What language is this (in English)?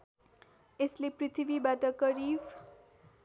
Nepali